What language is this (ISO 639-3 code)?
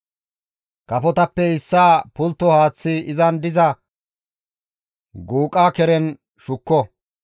gmv